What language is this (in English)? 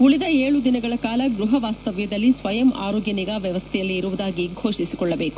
Kannada